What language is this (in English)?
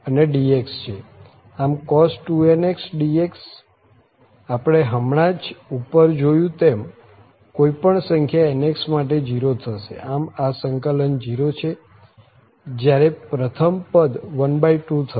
Gujarati